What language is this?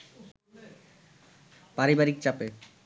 Bangla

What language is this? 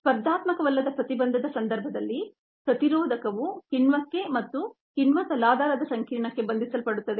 Kannada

